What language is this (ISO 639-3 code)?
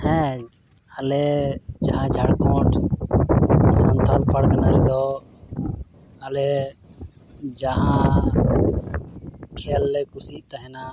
sat